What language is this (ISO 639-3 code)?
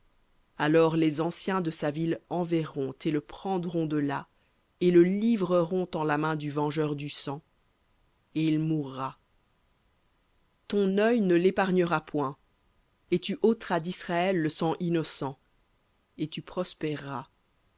fra